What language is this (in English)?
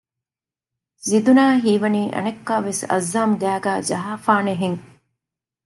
Divehi